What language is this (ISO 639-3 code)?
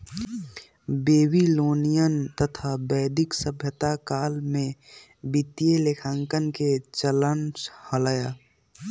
mag